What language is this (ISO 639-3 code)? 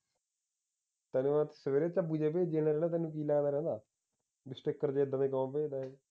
pan